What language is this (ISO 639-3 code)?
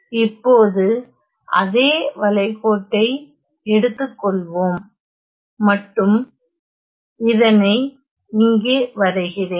tam